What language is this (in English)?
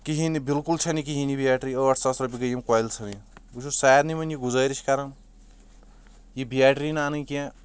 Kashmiri